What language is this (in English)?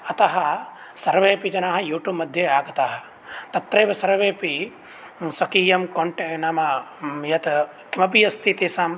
Sanskrit